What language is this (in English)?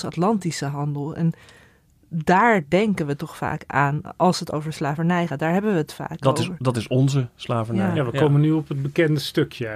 Dutch